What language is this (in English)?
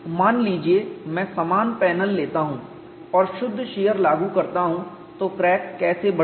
Hindi